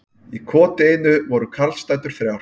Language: Icelandic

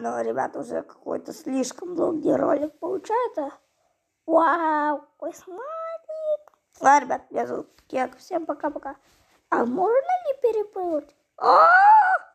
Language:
Russian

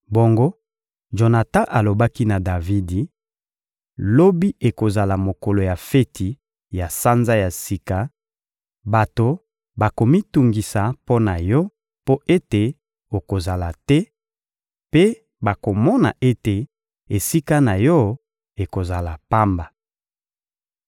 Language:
Lingala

